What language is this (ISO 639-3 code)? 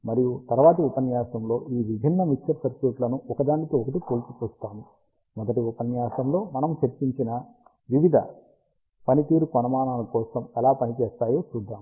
tel